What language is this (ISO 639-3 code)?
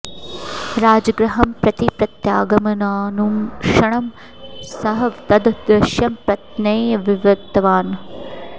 san